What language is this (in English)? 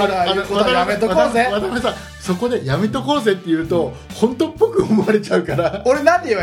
Japanese